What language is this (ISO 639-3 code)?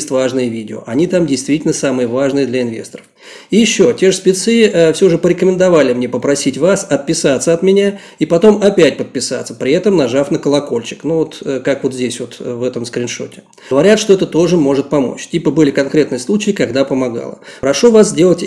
rus